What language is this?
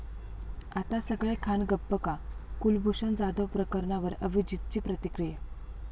Marathi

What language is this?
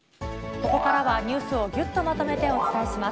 Japanese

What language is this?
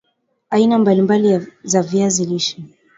Swahili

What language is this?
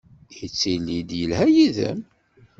Kabyle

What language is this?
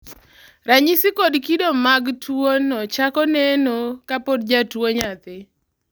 Luo (Kenya and Tanzania)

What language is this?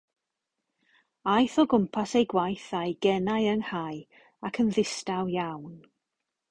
Welsh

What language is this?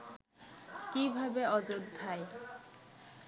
Bangla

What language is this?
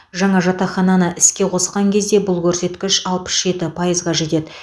Kazakh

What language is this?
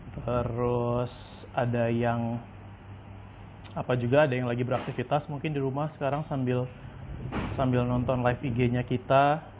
Indonesian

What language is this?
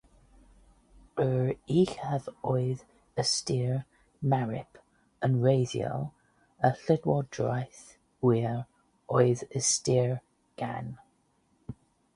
Welsh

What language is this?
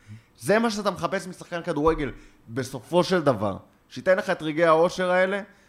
Hebrew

